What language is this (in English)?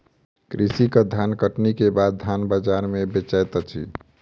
Maithili